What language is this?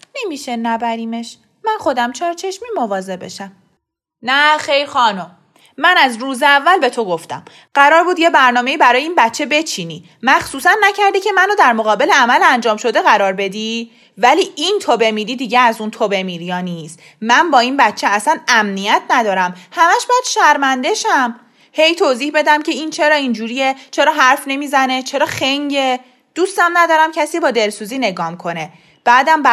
Persian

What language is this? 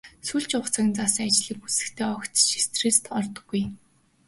Mongolian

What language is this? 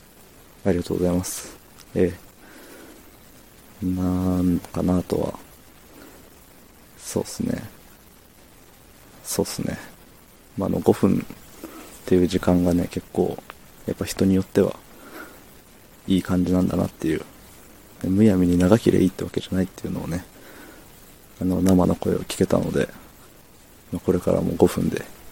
Japanese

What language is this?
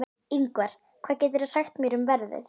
Icelandic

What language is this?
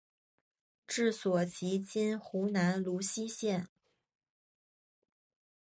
Chinese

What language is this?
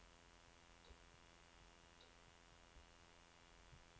Norwegian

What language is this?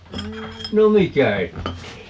Finnish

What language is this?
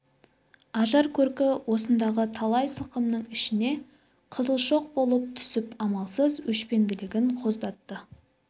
Kazakh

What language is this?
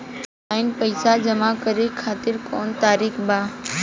Bhojpuri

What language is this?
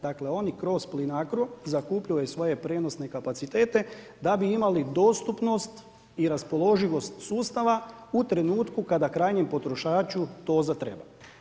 Croatian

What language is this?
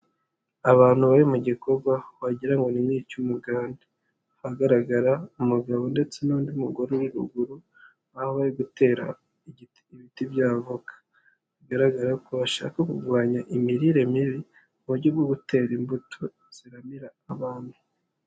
Kinyarwanda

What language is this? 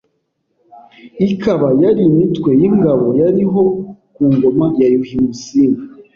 Kinyarwanda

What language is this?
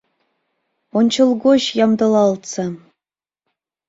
Mari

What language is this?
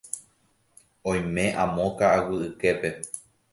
Guarani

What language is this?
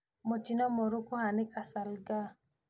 Kikuyu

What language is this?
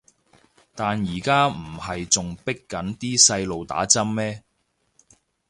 Cantonese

